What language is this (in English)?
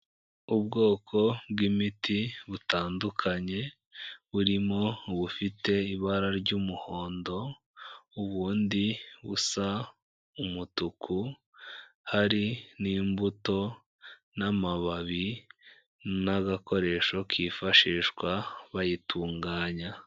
Kinyarwanda